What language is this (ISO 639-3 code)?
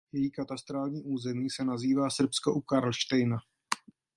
ces